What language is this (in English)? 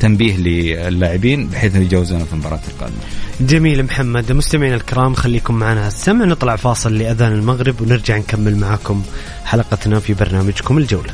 Arabic